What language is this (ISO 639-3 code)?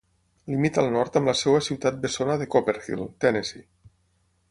cat